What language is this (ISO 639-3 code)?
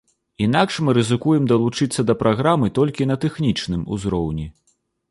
bel